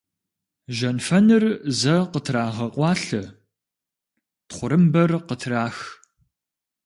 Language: Kabardian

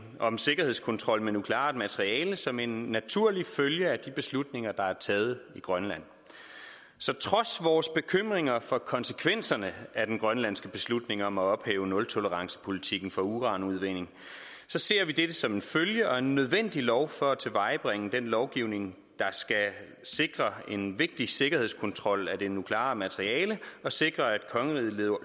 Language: Danish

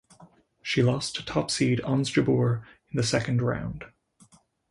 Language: English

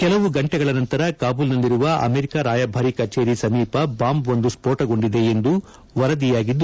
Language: Kannada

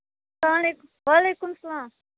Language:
Kashmiri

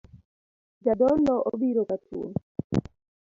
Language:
Luo (Kenya and Tanzania)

